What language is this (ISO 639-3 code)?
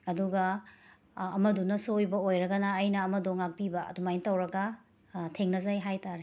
mni